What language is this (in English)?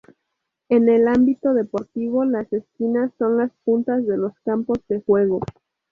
Spanish